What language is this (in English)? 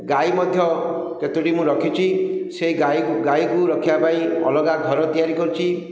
Odia